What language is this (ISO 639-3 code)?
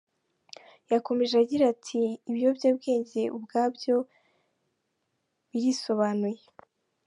kin